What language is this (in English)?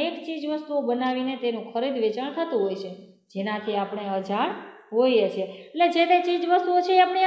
Romanian